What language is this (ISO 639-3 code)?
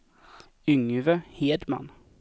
swe